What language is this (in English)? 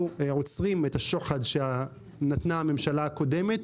Hebrew